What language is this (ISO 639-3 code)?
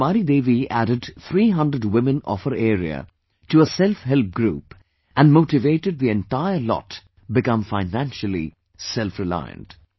eng